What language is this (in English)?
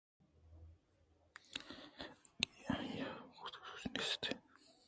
Eastern Balochi